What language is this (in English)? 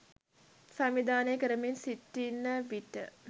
Sinhala